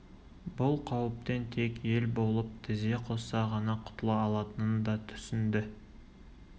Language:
Kazakh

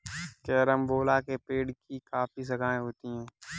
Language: Hindi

